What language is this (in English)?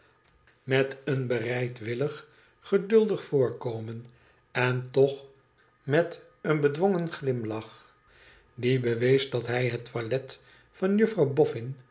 Dutch